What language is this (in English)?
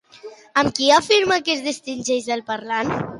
Catalan